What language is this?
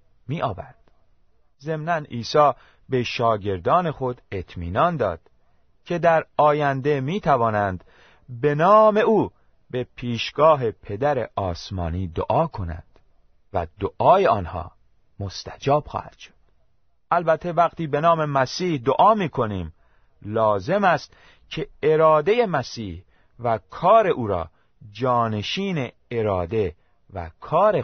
Persian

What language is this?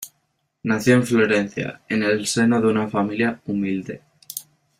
Spanish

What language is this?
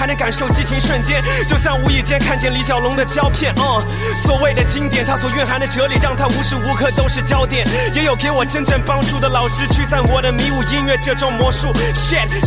Chinese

